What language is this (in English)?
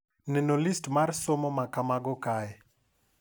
Luo (Kenya and Tanzania)